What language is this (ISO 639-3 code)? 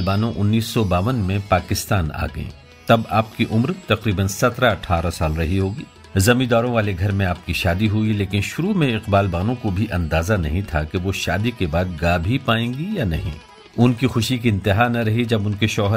hin